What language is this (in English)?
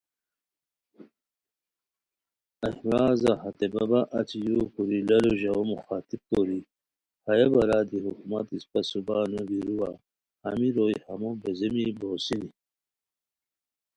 Khowar